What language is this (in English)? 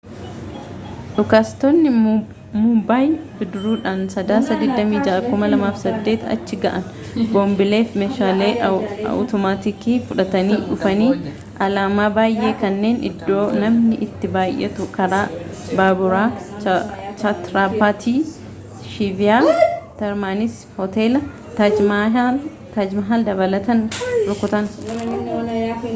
Oromo